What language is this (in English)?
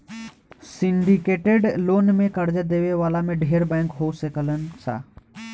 Bhojpuri